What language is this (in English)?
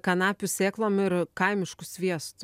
Lithuanian